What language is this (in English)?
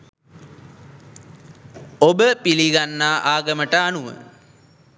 Sinhala